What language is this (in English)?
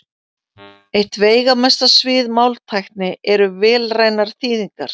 Icelandic